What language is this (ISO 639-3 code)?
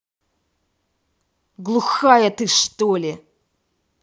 rus